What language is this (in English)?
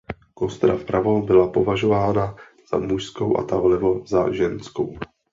Czech